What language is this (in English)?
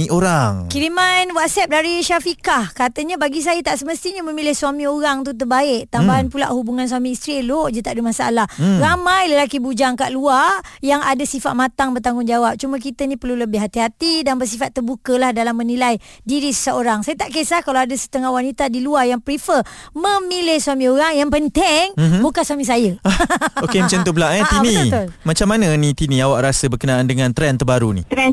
Malay